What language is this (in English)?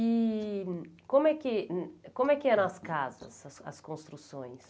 Portuguese